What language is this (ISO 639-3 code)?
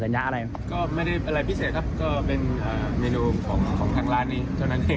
tha